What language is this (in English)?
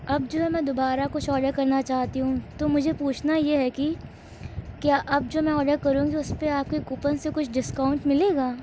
Urdu